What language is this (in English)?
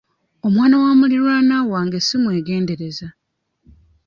Ganda